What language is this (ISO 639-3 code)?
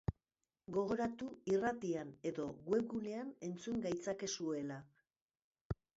eus